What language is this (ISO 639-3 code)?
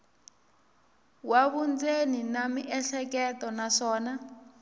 tso